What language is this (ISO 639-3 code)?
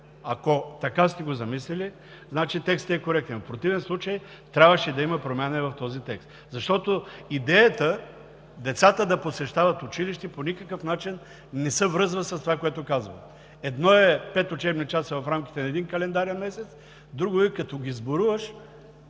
bul